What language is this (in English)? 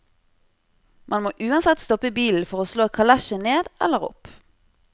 Norwegian